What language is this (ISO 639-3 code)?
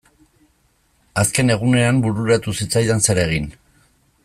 eus